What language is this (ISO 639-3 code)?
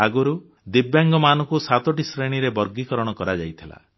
ori